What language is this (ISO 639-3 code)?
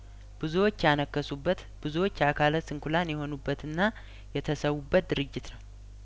amh